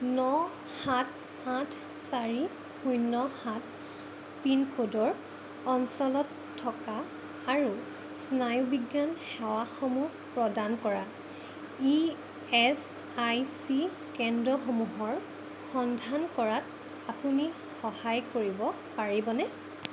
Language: Assamese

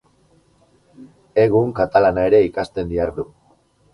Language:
Basque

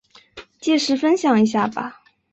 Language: Chinese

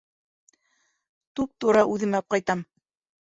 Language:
Bashkir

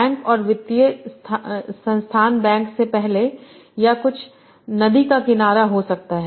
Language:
Hindi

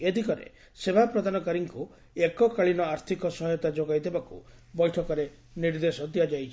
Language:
Odia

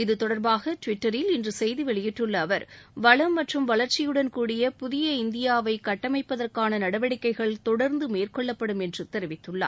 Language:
Tamil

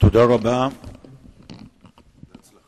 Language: Hebrew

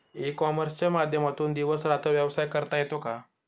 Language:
Marathi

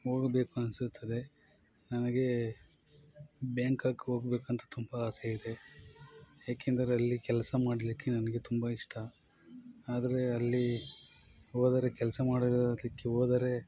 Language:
Kannada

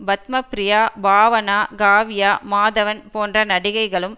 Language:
Tamil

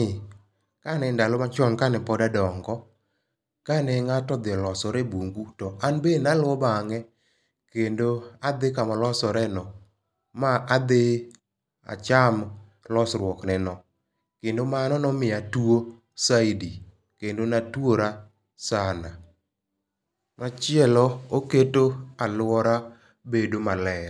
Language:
Luo (Kenya and Tanzania)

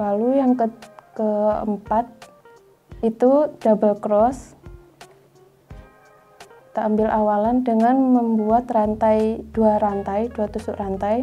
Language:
Indonesian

